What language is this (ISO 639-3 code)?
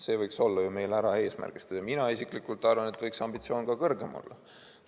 est